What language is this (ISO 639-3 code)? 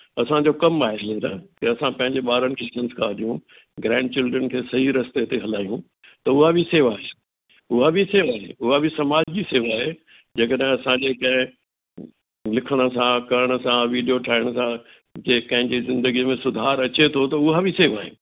snd